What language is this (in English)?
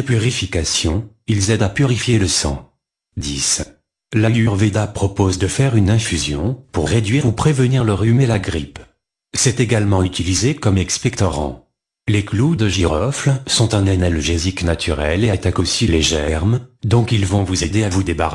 French